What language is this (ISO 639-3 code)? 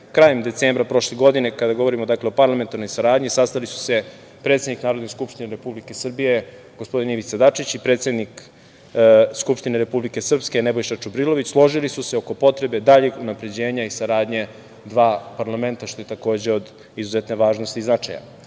srp